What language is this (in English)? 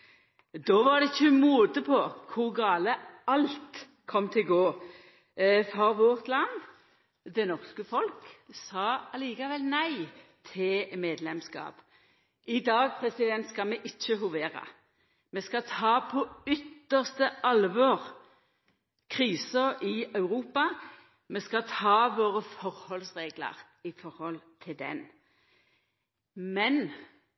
Norwegian Nynorsk